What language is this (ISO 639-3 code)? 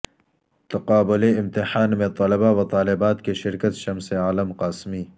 urd